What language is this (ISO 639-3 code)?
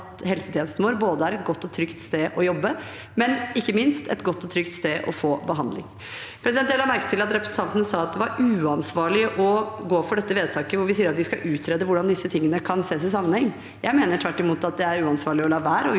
nor